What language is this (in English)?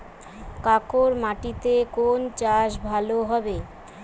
Bangla